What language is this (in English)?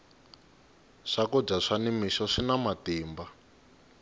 Tsonga